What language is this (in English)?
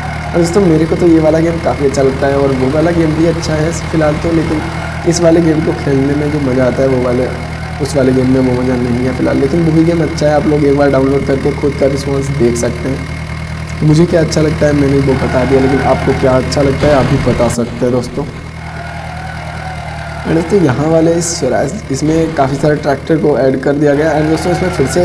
Hindi